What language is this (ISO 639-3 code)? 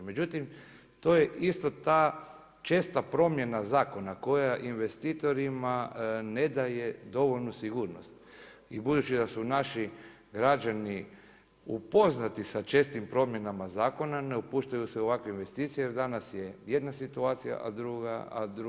hrv